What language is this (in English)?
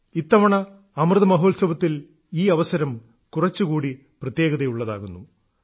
Malayalam